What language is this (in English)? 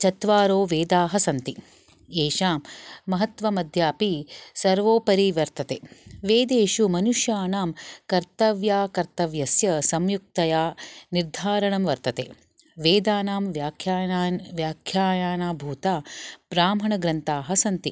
Sanskrit